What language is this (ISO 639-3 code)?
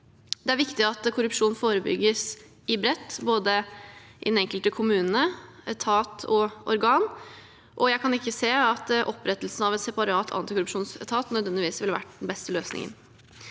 nor